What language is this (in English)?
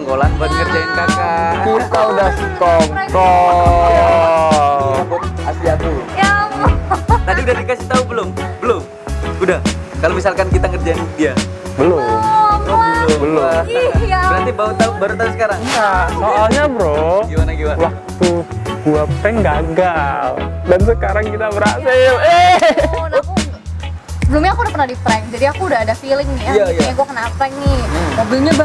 Indonesian